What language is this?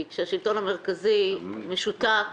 Hebrew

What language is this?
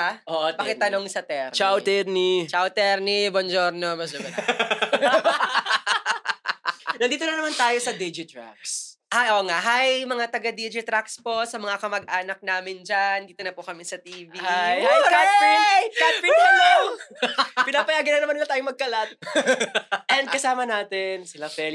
Filipino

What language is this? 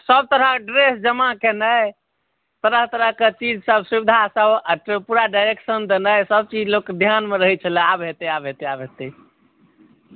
Maithili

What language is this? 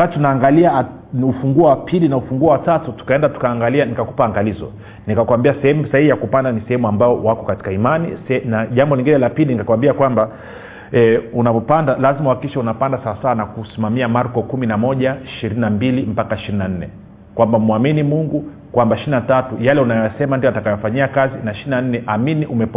Swahili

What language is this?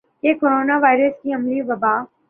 Urdu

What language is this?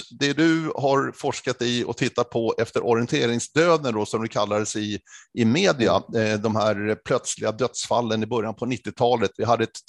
Swedish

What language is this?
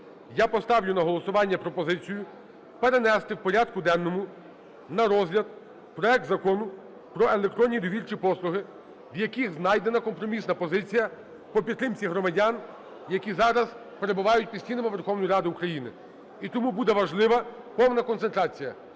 Ukrainian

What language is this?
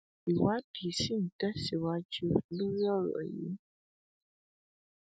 Yoruba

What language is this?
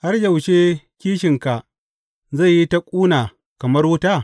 Hausa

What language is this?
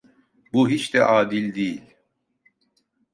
Turkish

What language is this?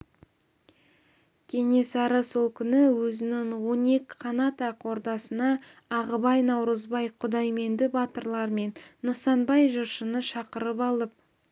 Kazakh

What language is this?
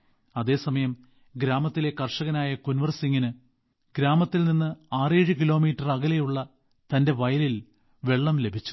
Malayalam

